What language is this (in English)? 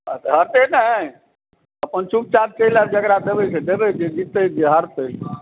Maithili